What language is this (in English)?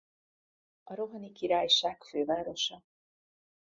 Hungarian